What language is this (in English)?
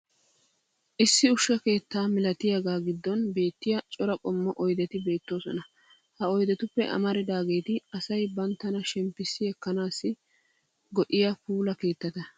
Wolaytta